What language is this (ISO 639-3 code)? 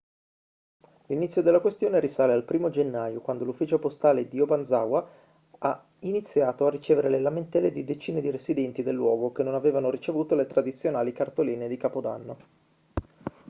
ita